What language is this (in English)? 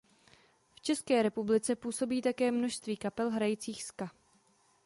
Czech